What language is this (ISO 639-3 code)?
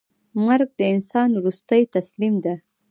pus